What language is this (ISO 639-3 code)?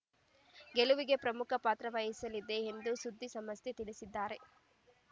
kan